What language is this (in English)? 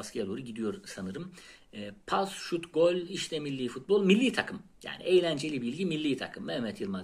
Turkish